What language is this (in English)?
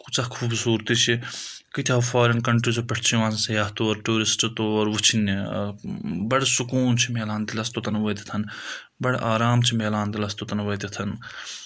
Kashmiri